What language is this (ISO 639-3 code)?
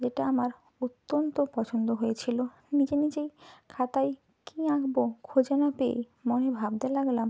ben